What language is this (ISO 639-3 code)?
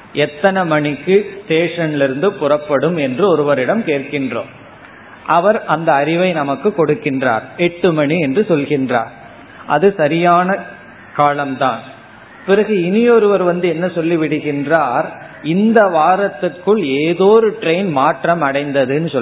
tam